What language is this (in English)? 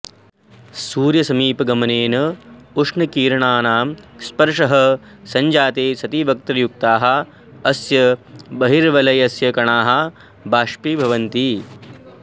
Sanskrit